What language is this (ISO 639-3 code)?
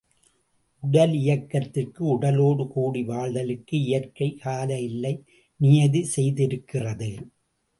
tam